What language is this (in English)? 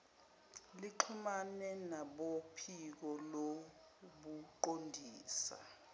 Zulu